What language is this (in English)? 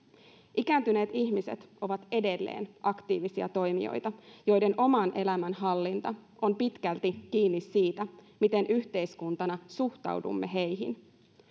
Finnish